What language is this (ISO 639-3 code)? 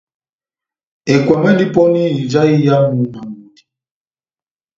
bnm